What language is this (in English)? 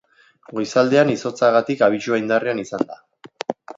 Basque